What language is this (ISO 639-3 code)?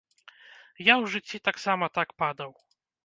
bel